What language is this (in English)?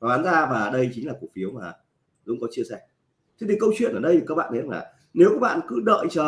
Vietnamese